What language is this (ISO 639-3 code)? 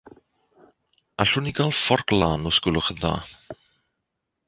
cym